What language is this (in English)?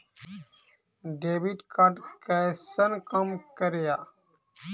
Maithili